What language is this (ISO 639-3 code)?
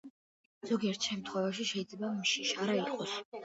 kat